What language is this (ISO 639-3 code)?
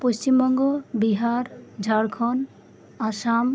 sat